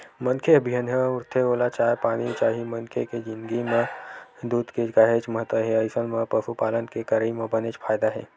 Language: Chhattisgarhi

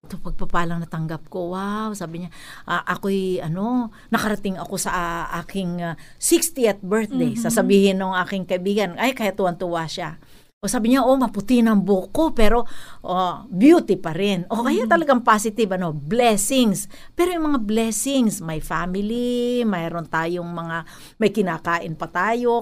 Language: Filipino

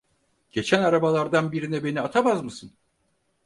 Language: Turkish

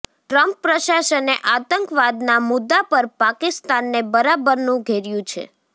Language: Gujarati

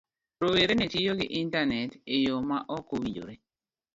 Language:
Luo (Kenya and Tanzania)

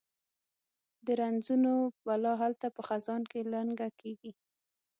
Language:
Pashto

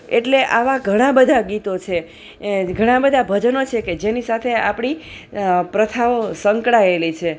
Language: Gujarati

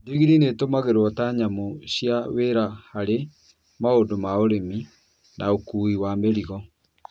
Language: Kikuyu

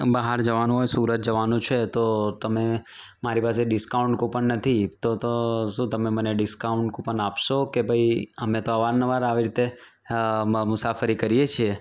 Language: Gujarati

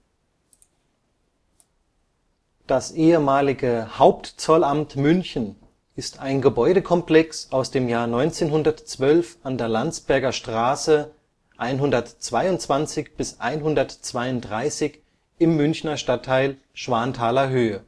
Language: German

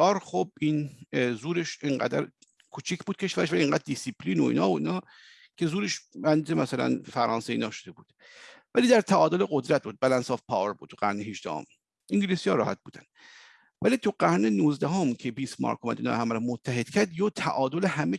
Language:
Persian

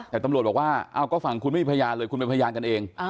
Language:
Thai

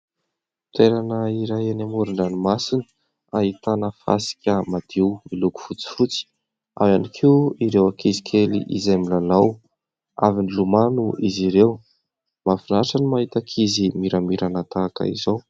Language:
Malagasy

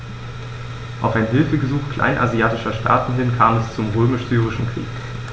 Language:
German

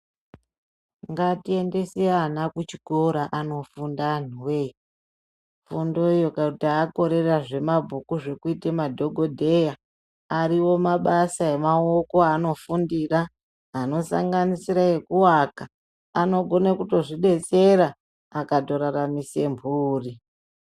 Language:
Ndau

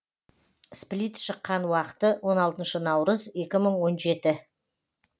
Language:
Kazakh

